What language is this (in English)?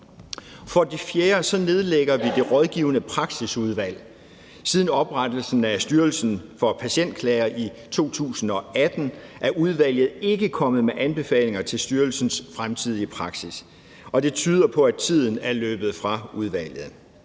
Danish